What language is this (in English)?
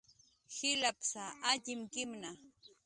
Jaqaru